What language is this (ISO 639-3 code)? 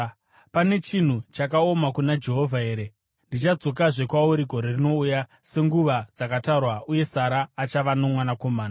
sna